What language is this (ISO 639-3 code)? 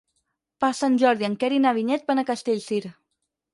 cat